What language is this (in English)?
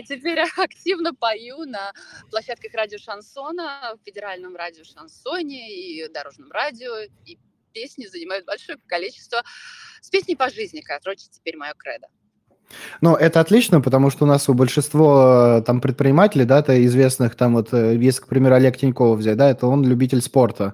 Russian